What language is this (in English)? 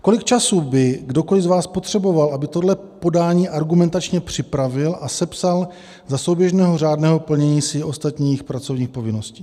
Czech